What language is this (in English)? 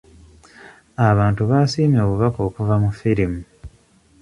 Ganda